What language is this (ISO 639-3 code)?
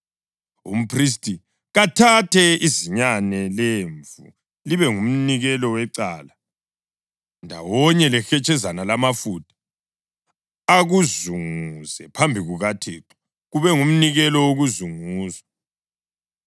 nde